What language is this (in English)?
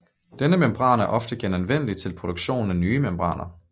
Danish